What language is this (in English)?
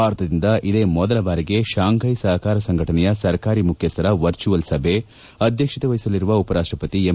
Kannada